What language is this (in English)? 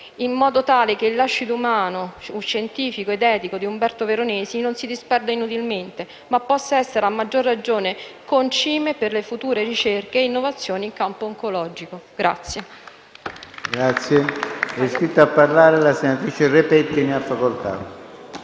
Italian